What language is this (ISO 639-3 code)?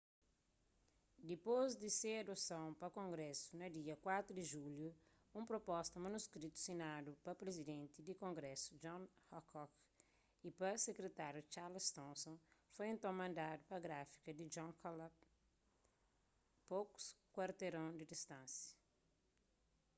kea